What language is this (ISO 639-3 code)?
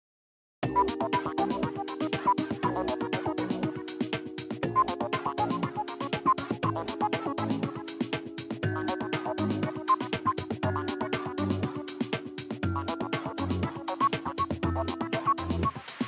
hun